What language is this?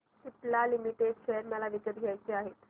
Marathi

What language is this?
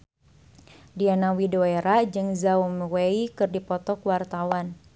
Sundanese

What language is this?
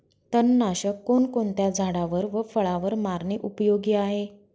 Marathi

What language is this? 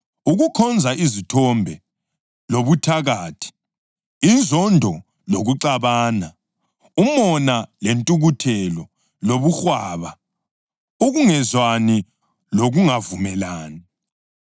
North Ndebele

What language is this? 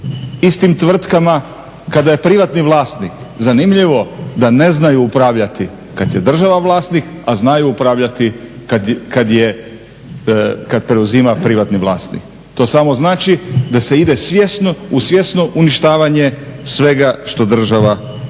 Croatian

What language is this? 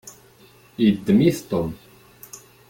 Kabyle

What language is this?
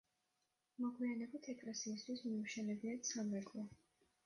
Georgian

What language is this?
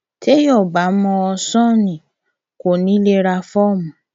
Yoruba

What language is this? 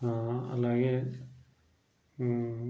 Telugu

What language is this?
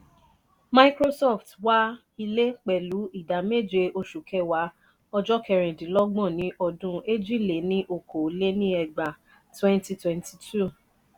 Yoruba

